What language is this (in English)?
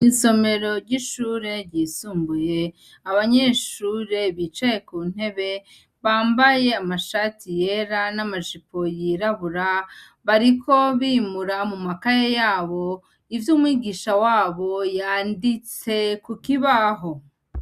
Rundi